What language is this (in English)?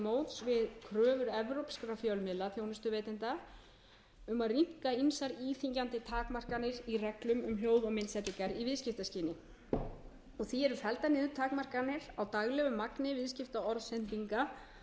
Icelandic